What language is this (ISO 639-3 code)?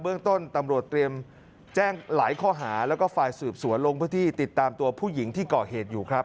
tha